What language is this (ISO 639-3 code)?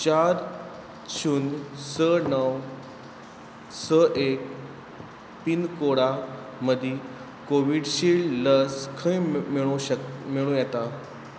kok